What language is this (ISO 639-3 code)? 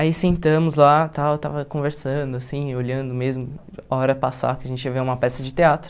por